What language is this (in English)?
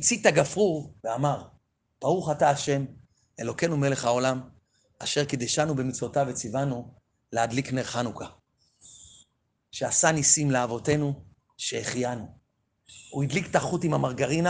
Hebrew